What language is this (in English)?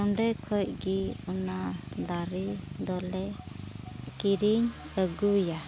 Santali